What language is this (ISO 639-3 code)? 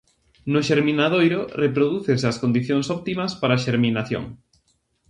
glg